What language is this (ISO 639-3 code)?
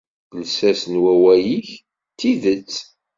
kab